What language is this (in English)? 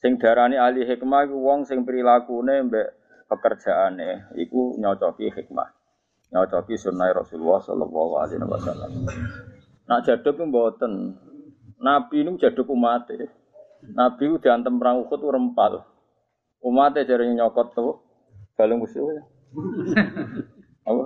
Malay